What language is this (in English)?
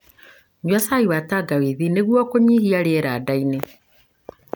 Kikuyu